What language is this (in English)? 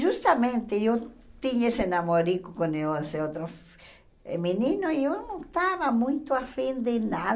Portuguese